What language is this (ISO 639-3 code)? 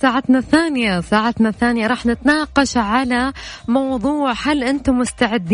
ara